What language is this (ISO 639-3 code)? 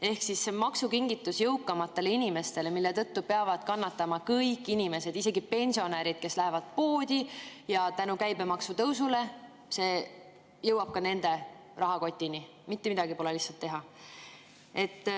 est